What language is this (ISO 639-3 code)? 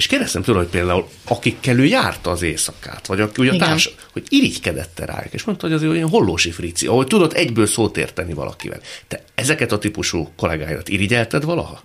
hun